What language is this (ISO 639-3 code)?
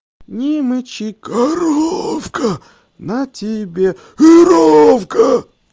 rus